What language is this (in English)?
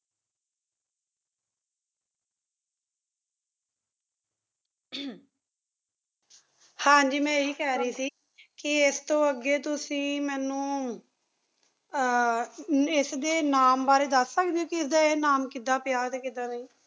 Punjabi